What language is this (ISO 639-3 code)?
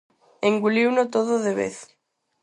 glg